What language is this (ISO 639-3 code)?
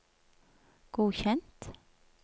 nor